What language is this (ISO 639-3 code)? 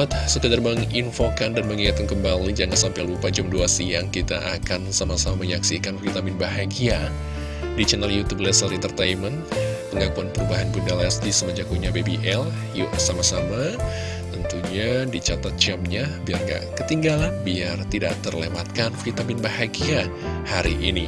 ind